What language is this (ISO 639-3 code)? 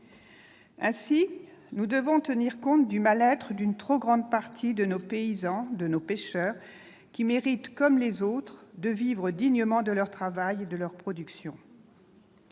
fra